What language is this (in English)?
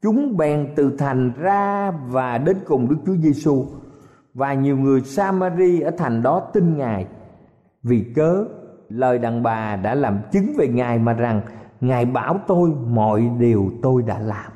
Vietnamese